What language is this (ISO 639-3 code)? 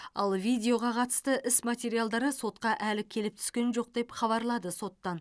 kaz